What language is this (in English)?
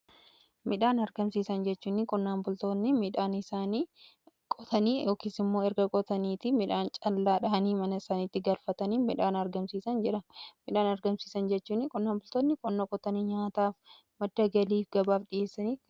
Oromo